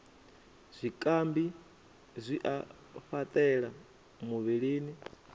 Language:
Venda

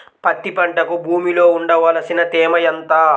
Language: Telugu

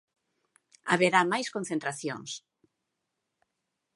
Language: Galician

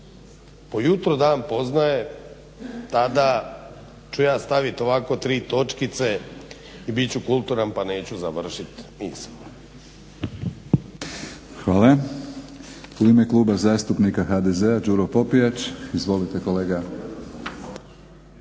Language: Croatian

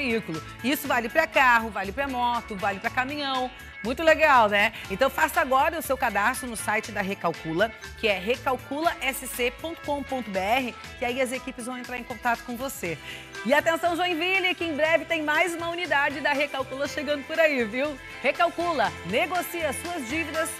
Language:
Portuguese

